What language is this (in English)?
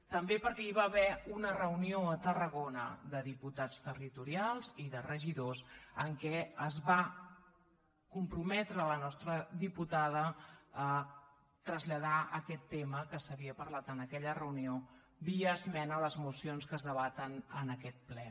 Catalan